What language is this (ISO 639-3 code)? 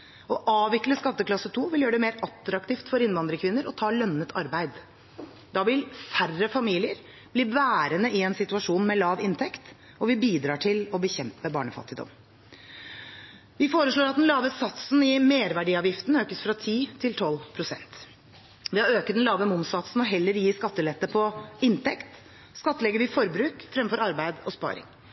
nob